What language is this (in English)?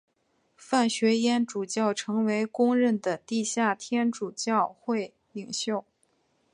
Chinese